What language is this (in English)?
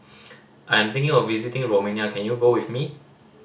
English